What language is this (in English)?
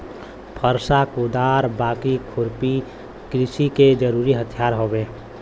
Bhojpuri